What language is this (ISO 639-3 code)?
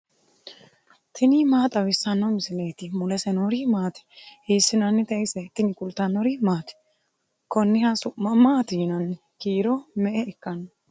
sid